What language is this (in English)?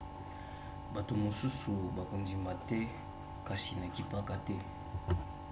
Lingala